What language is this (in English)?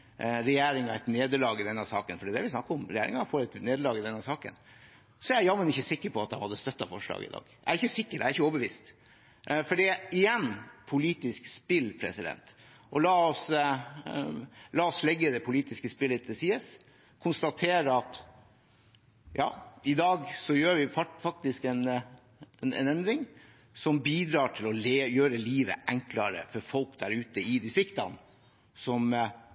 Norwegian Bokmål